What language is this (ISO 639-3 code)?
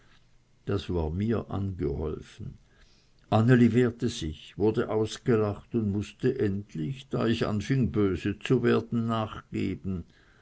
deu